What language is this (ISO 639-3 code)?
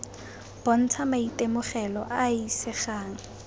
tsn